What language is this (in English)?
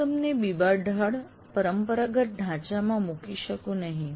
Gujarati